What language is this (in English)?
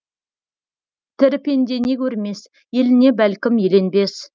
Kazakh